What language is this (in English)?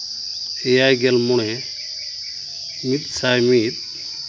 Santali